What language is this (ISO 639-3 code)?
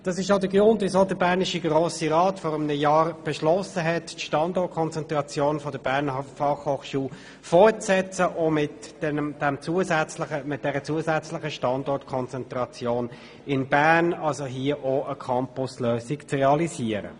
gsw